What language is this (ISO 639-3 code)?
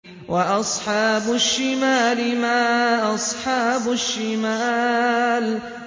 ara